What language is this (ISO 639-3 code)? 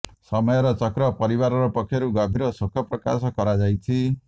ori